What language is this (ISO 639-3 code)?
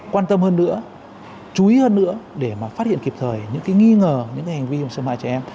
vie